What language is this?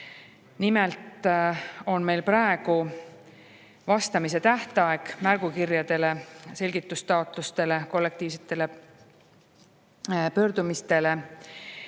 Estonian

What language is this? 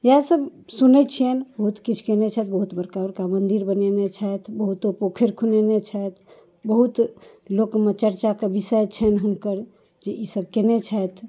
Maithili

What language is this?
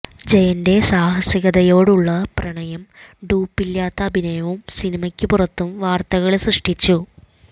Malayalam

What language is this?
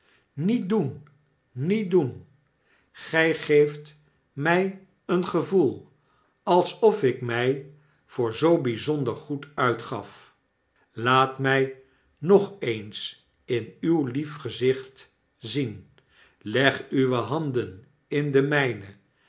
Dutch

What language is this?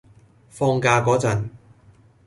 Cantonese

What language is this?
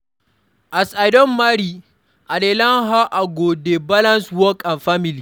Nigerian Pidgin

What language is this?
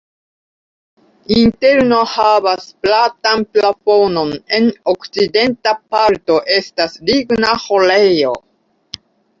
Esperanto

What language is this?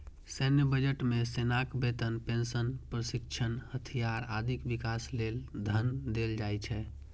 Maithili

